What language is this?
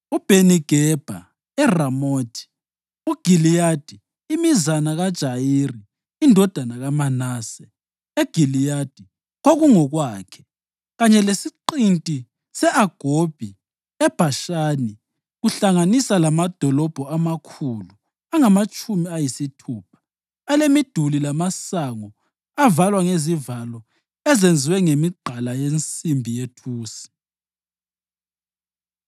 North Ndebele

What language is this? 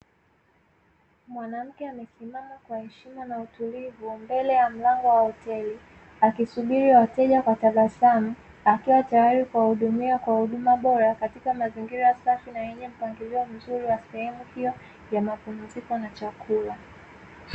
Swahili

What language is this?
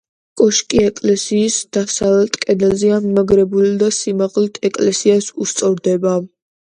Georgian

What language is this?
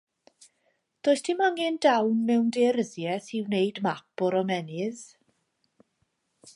Welsh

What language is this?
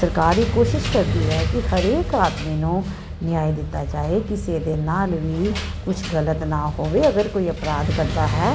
Punjabi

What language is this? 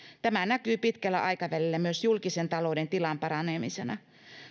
Finnish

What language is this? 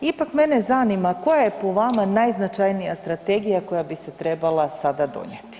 Croatian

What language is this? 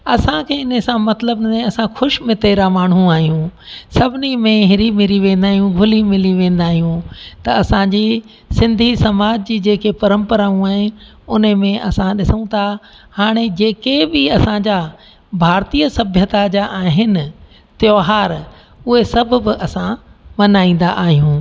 Sindhi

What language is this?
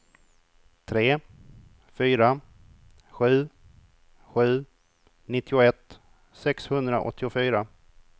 Swedish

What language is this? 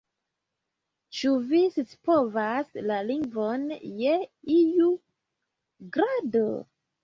Esperanto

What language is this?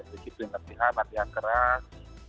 Indonesian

